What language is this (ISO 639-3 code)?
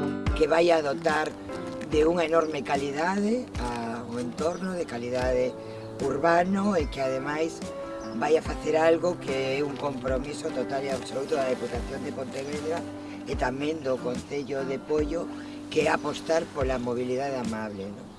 spa